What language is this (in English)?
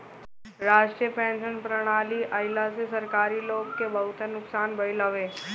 Bhojpuri